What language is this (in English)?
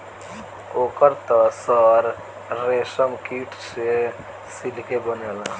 Bhojpuri